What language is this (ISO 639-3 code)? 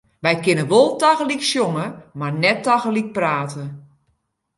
fry